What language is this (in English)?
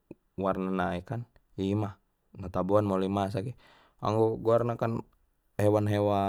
Batak Mandailing